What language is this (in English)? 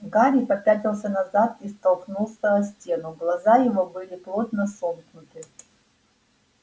Russian